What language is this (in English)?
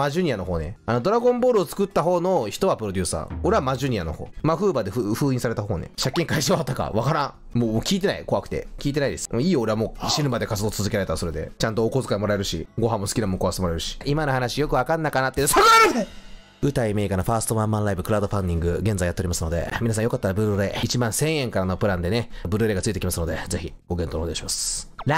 Japanese